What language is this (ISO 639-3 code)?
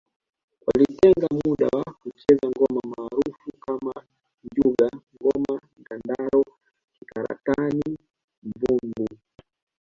swa